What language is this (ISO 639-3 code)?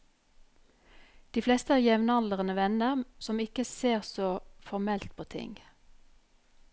nor